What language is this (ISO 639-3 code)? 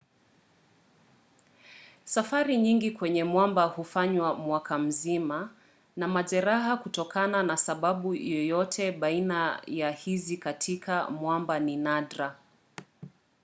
swa